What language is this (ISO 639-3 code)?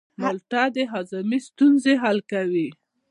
pus